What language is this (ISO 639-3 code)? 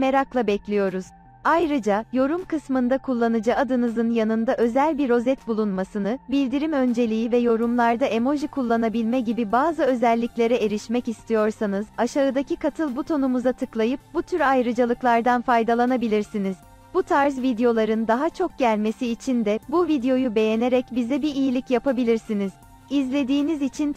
tur